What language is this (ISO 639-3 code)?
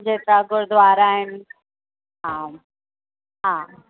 snd